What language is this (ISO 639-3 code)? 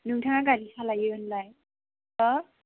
brx